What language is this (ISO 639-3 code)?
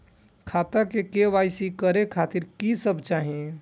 mai